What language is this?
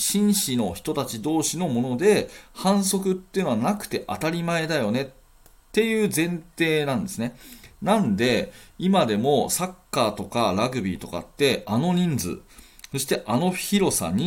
Japanese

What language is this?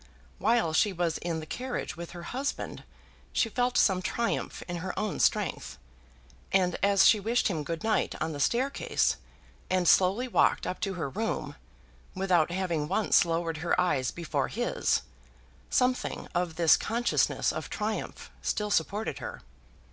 English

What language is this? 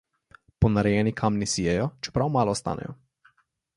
Slovenian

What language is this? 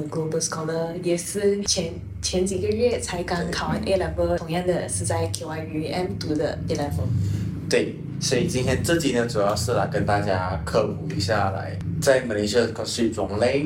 Chinese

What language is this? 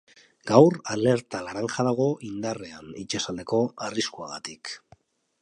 Basque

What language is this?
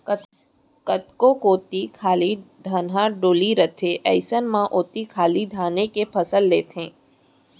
Chhattisgarhi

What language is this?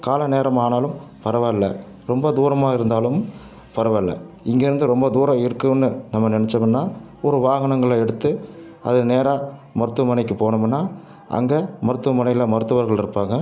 Tamil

